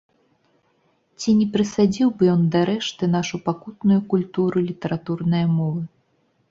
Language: Belarusian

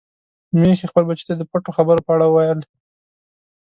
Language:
Pashto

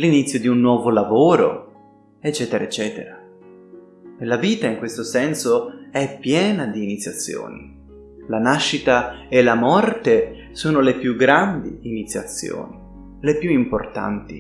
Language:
Italian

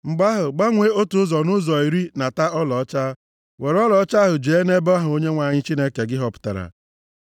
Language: Igbo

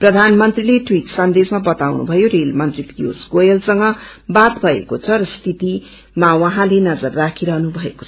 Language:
Nepali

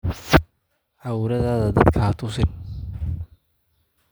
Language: Somali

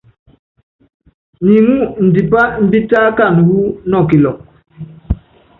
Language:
Yangben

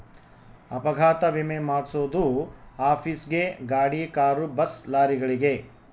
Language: Kannada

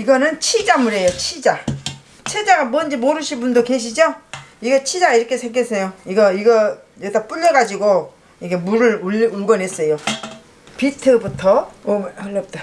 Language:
Korean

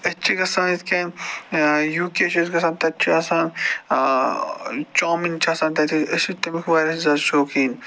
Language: Kashmiri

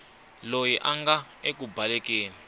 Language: Tsonga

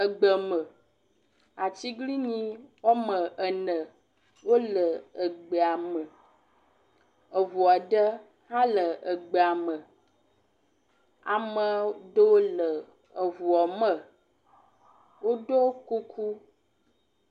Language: Ewe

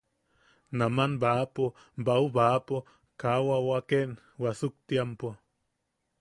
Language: Yaqui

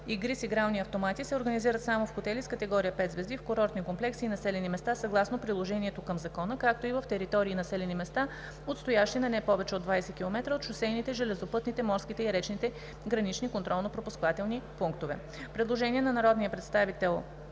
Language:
Bulgarian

